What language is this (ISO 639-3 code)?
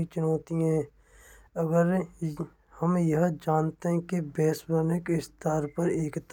bra